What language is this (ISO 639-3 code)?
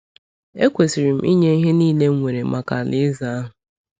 ibo